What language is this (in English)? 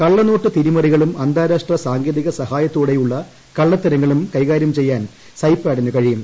Malayalam